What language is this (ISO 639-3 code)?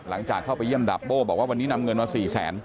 tha